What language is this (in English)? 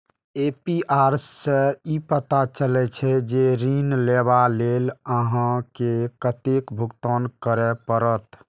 Maithili